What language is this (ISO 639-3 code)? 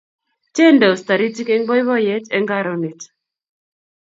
kln